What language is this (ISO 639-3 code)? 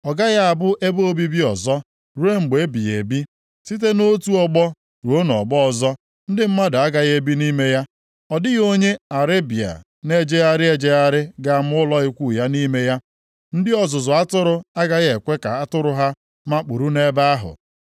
ibo